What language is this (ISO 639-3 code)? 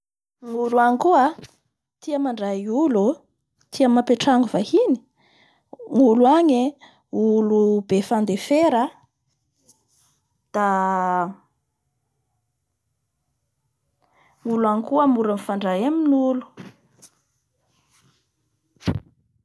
bhr